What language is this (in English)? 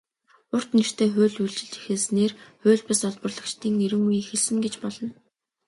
Mongolian